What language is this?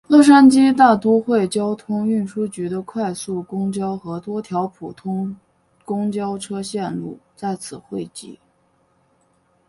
Chinese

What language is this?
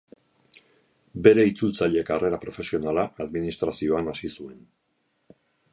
Basque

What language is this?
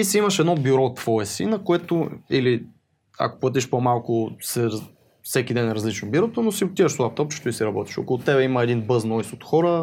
Bulgarian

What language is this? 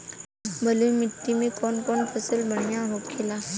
Bhojpuri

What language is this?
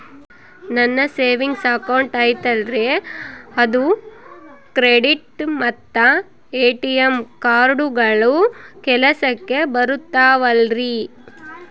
Kannada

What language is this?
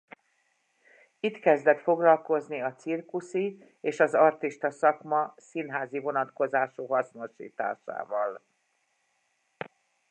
Hungarian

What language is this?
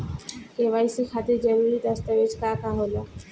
Bhojpuri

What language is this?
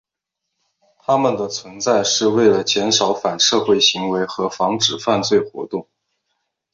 Chinese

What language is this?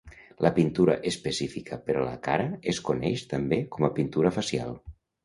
Catalan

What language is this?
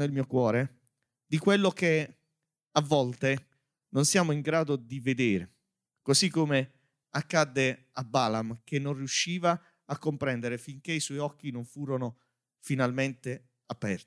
Italian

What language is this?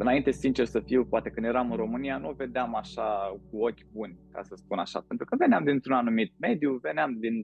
Romanian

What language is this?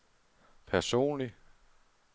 Danish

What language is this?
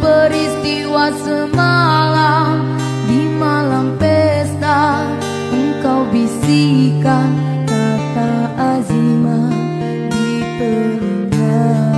Indonesian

